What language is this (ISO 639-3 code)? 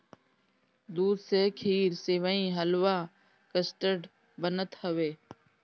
bho